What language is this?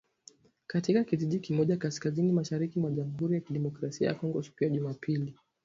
Swahili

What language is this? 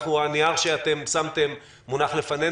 Hebrew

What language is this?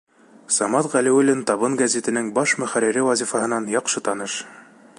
Bashkir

